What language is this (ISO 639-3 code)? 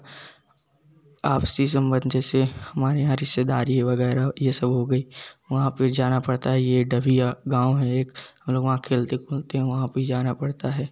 hin